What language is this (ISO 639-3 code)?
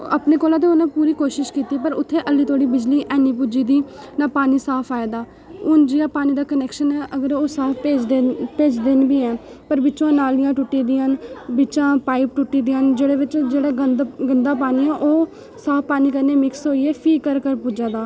doi